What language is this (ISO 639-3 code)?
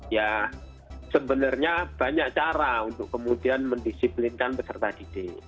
ind